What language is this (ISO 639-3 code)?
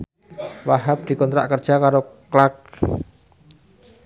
jav